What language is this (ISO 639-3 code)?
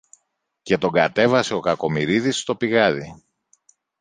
ell